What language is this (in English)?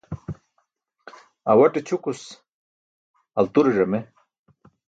Burushaski